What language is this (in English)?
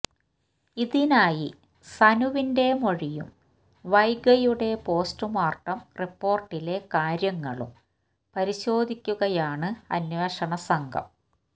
Malayalam